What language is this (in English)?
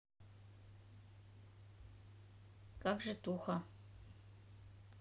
Russian